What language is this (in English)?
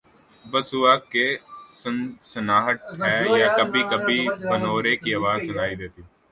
Urdu